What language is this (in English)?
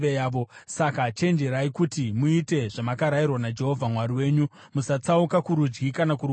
Shona